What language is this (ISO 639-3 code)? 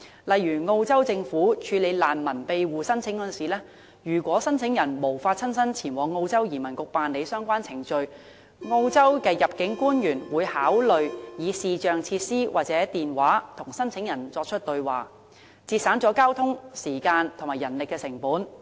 yue